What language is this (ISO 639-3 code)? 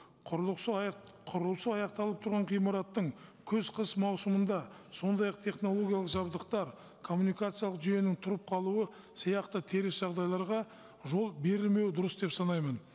kaz